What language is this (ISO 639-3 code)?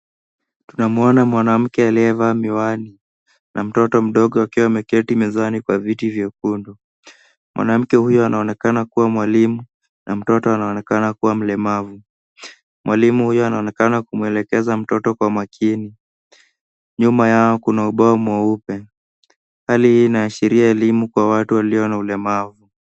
swa